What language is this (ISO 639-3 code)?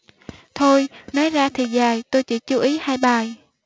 vie